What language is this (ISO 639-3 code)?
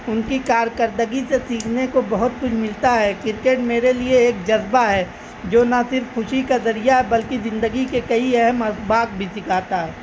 urd